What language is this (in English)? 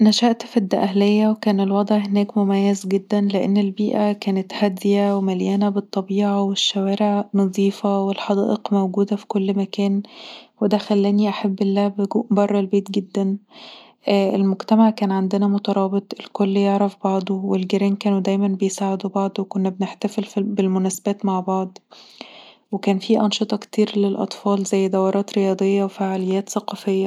Egyptian Arabic